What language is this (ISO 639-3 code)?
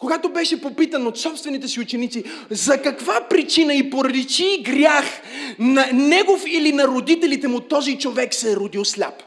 bul